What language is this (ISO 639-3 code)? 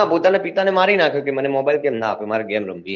guj